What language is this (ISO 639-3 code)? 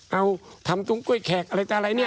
tha